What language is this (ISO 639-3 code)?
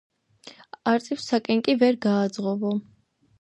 kat